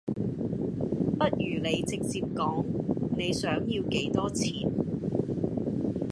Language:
Cantonese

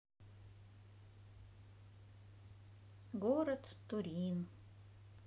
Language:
Russian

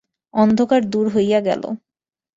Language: Bangla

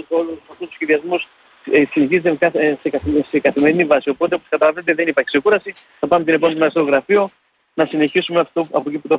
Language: Greek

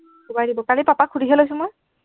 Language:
Assamese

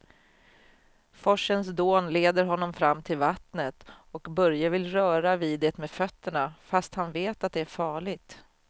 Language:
Swedish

